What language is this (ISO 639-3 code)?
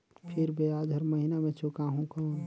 hne